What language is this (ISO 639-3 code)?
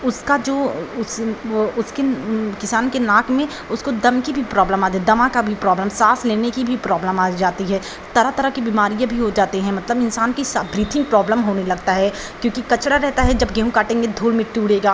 hin